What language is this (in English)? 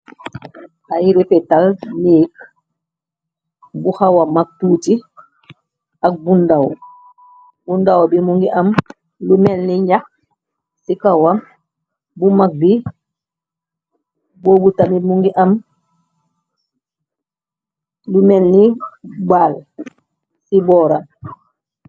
Wolof